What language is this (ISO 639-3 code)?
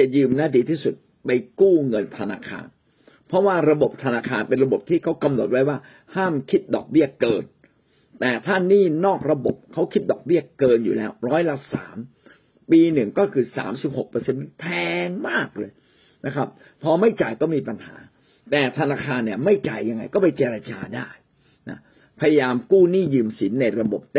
tha